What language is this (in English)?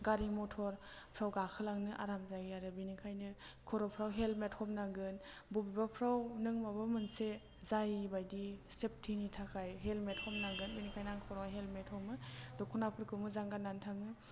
Bodo